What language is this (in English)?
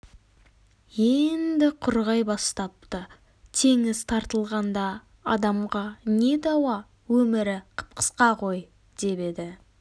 Kazakh